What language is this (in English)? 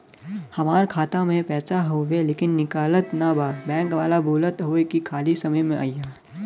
Bhojpuri